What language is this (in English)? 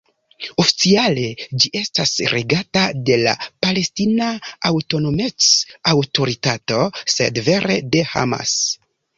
Esperanto